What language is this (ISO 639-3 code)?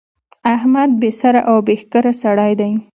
pus